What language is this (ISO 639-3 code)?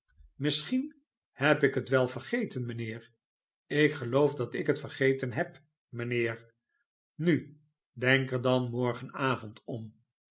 nld